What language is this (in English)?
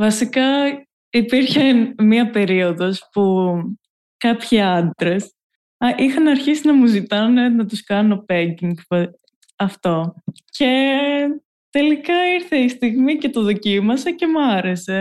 Greek